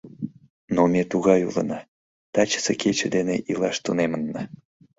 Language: Mari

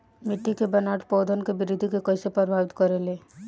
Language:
Bhojpuri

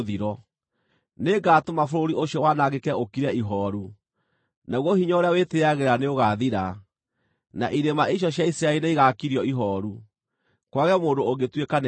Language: Kikuyu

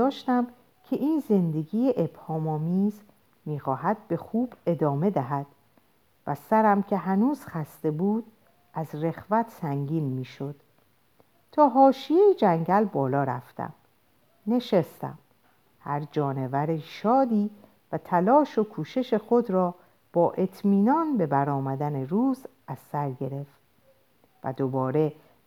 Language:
Persian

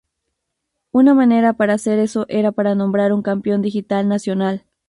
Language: Spanish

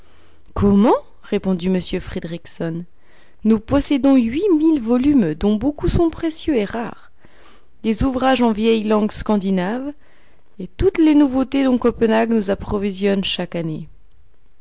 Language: French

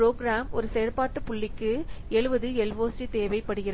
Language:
Tamil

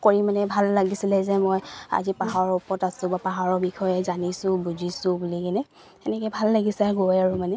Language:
Assamese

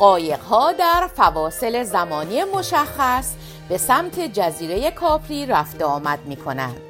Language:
Persian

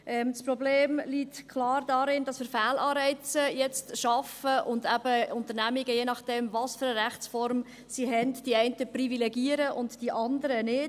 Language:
Swiss German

